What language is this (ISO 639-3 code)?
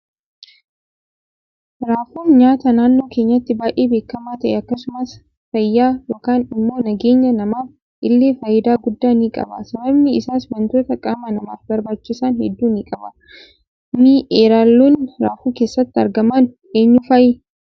orm